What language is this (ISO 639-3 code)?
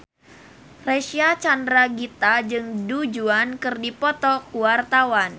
sun